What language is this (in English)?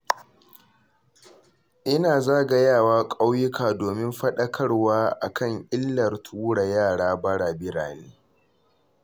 Hausa